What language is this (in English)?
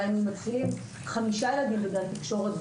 Hebrew